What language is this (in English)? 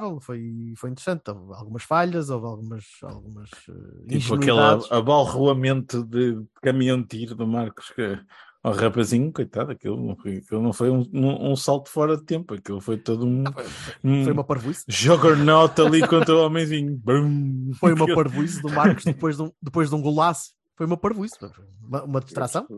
Portuguese